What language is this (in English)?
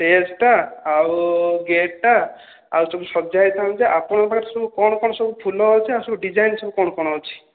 Odia